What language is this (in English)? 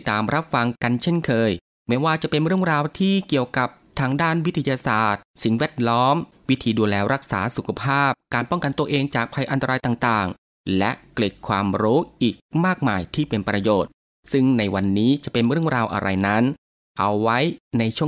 Thai